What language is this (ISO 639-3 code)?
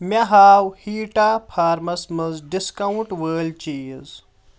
kas